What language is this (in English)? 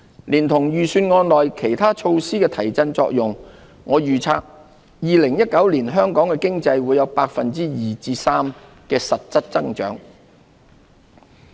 Cantonese